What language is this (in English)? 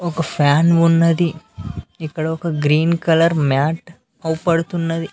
Telugu